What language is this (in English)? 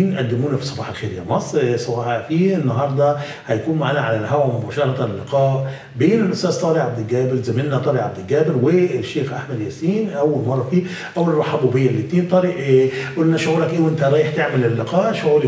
Arabic